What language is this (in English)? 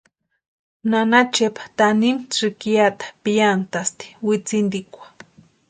Western Highland Purepecha